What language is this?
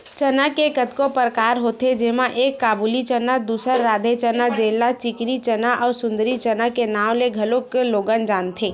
Chhattisgarhi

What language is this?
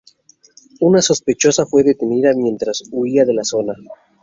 Spanish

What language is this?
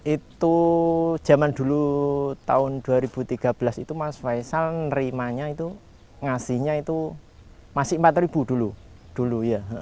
Indonesian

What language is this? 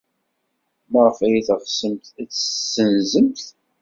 Kabyle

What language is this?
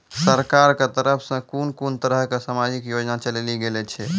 Maithili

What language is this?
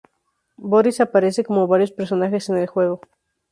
Spanish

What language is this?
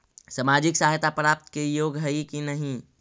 Magahi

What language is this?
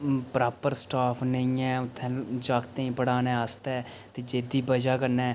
Dogri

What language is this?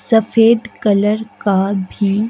Hindi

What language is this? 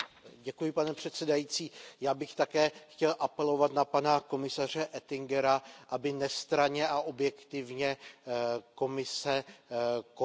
Czech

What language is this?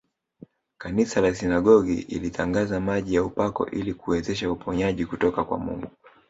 Swahili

